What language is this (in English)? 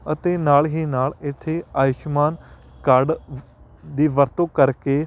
Punjabi